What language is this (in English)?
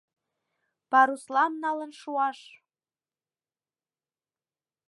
Mari